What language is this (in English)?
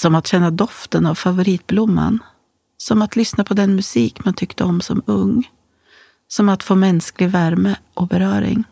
Swedish